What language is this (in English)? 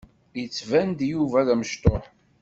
Kabyle